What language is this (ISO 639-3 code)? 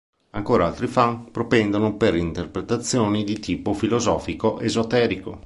ita